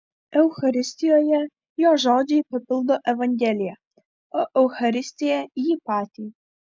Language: Lithuanian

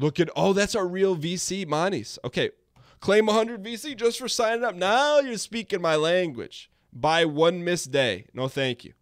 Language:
English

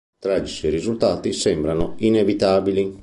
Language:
Italian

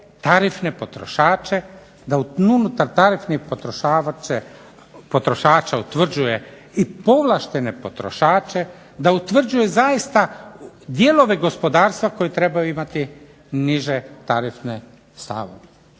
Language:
Croatian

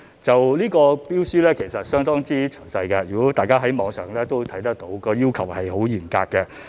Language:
Cantonese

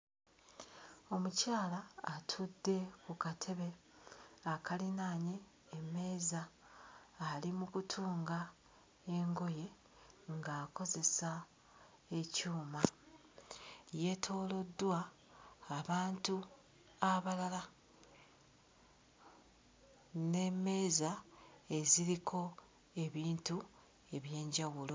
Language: Ganda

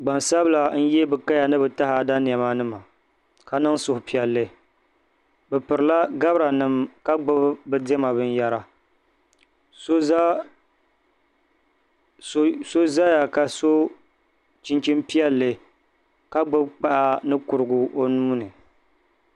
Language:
Dagbani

